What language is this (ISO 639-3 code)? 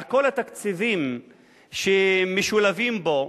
heb